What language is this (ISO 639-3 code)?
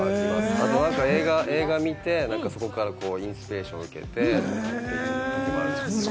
jpn